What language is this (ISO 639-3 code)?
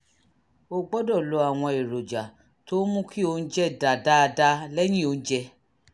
yor